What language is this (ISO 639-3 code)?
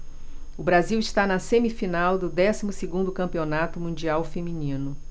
por